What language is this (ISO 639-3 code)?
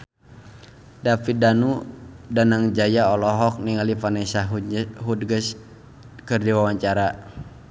sun